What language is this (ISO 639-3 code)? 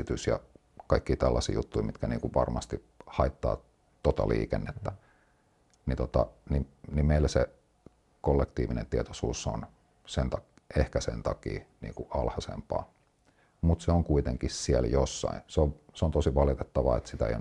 fin